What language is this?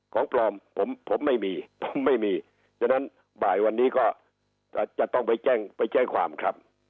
Thai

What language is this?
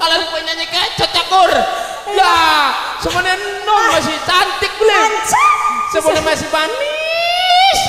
Indonesian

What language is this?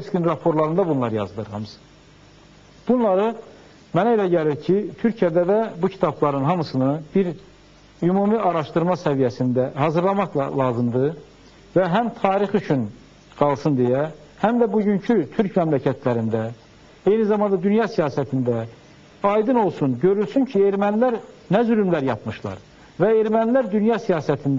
Turkish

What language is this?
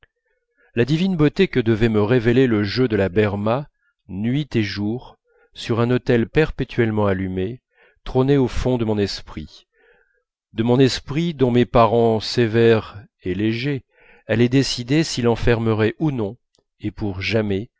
French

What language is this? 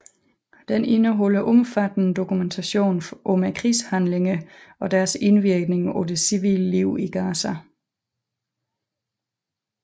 Danish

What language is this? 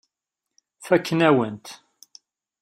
Kabyle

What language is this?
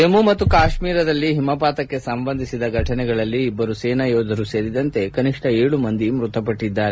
Kannada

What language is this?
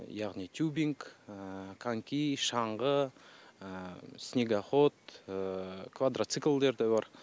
Kazakh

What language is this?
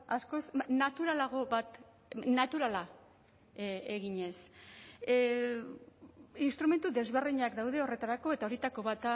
Basque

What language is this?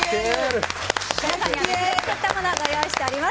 Japanese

